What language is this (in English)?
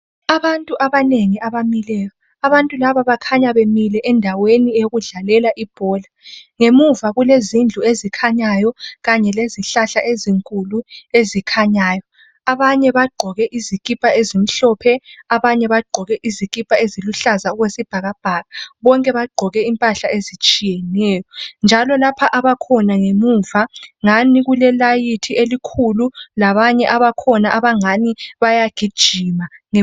North Ndebele